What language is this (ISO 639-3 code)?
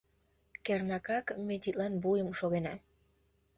chm